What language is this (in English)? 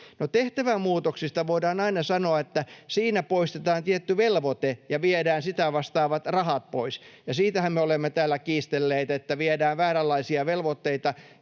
Finnish